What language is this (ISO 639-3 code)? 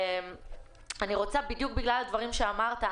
heb